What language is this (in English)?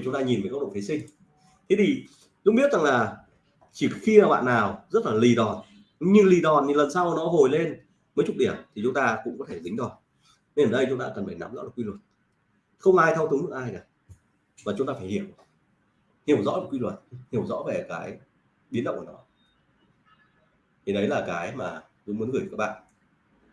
Vietnamese